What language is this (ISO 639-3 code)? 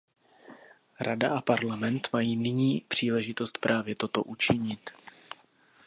ces